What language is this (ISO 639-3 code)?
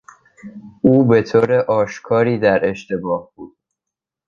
fas